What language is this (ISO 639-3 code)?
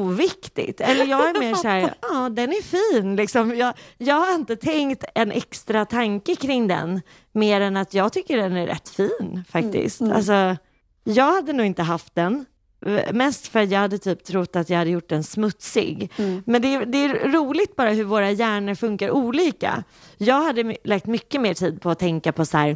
swe